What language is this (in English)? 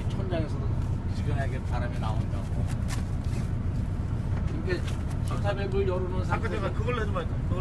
Korean